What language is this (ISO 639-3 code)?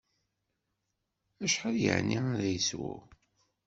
kab